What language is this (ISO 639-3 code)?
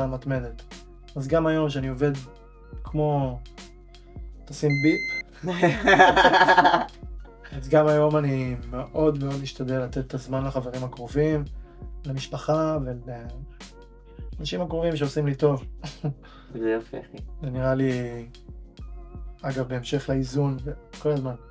heb